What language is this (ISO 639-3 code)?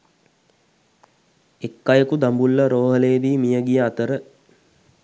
sin